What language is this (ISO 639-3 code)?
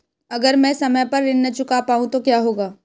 hin